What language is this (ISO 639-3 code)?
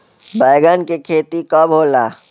bho